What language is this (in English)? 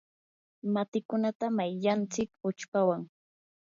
Yanahuanca Pasco Quechua